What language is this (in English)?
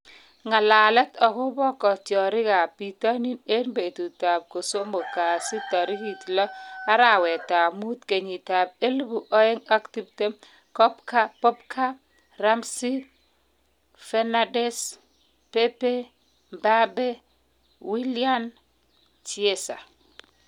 Kalenjin